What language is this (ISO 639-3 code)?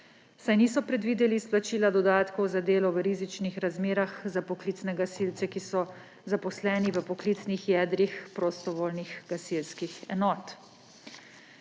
slv